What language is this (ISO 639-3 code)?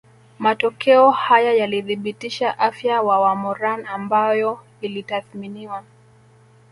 swa